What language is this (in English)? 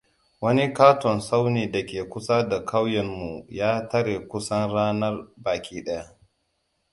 Hausa